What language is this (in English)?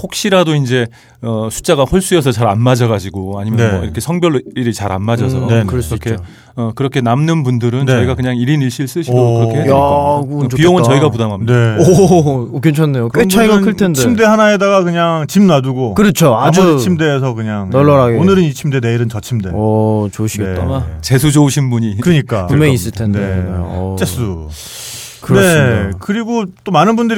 Korean